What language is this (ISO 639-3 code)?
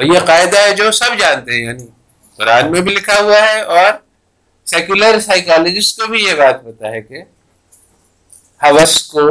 urd